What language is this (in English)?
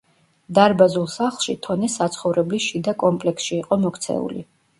Georgian